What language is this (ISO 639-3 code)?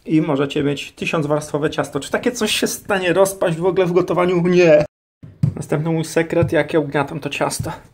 pol